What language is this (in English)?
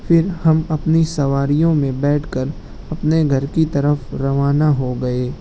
Urdu